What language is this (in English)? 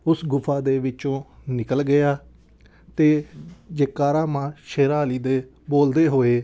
Punjabi